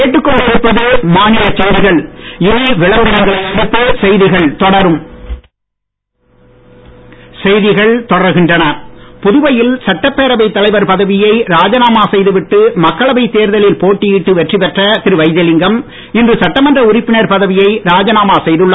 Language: Tamil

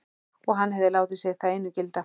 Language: Icelandic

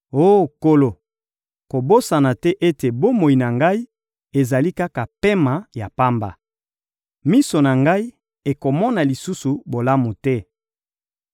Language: Lingala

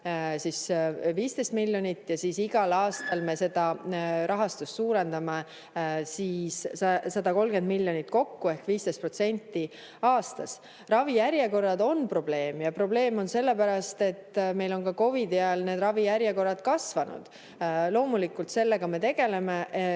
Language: Estonian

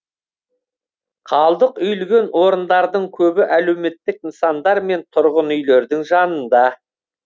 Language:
Kazakh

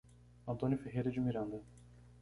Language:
Portuguese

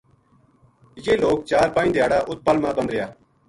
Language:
Gujari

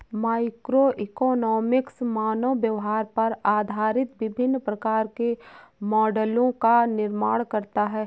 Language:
Hindi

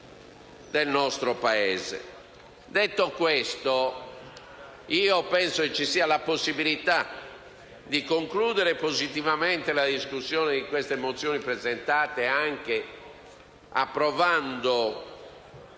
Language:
Italian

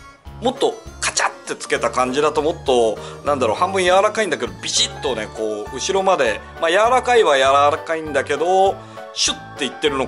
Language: Japanese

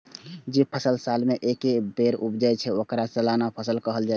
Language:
Maithili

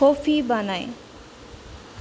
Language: Bodo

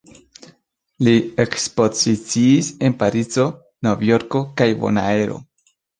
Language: Esperanto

